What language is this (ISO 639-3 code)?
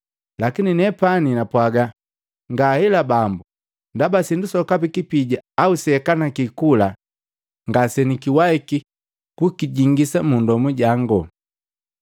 mgv